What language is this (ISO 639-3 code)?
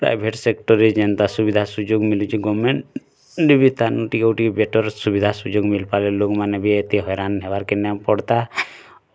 ori